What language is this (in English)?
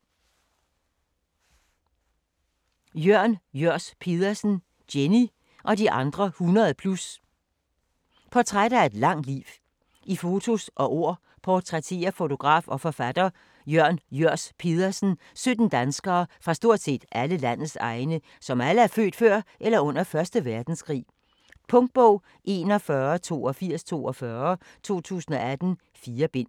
Danish